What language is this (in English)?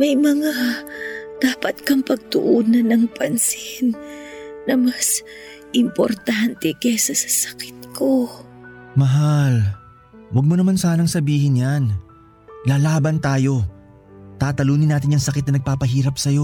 Filipino